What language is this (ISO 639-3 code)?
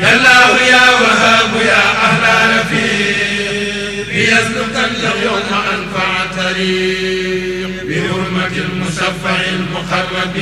ara